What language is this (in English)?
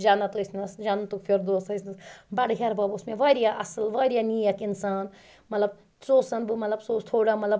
Kashmiri